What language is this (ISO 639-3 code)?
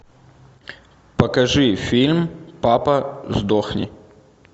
rus